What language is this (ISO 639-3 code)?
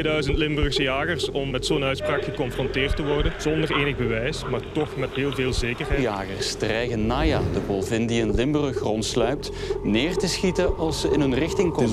nld